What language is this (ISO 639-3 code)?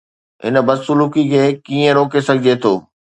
snd